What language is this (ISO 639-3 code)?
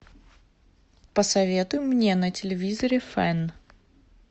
rus